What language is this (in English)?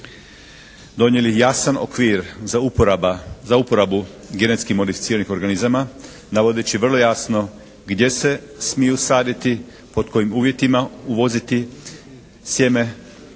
Croatian